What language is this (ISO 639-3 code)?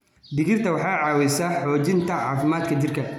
som